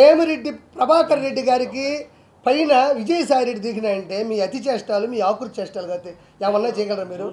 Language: Telugu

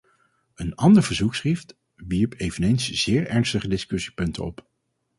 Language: Dutch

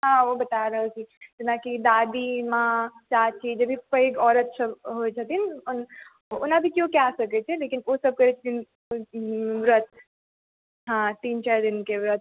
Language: Maithili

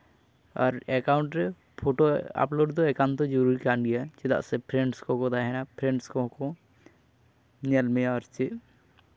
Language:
Santali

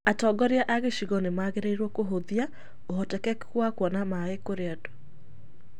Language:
Kikuyu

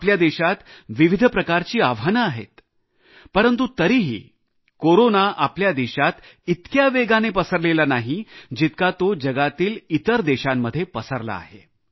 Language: Marathi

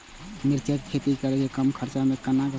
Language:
Maithili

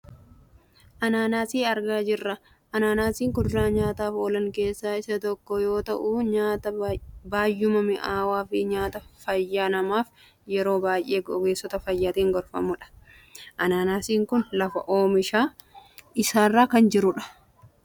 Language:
Oromo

